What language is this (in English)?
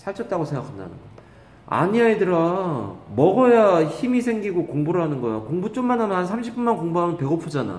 Korean